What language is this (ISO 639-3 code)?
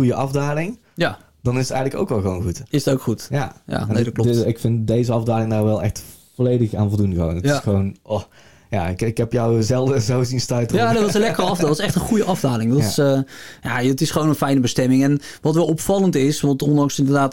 nld